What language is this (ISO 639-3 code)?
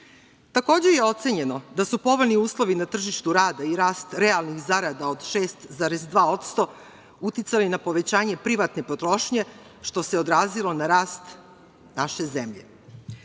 srp